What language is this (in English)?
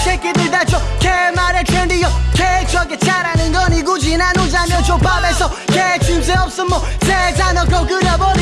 Italian